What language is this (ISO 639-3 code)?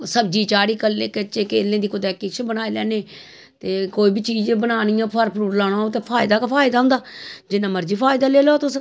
doi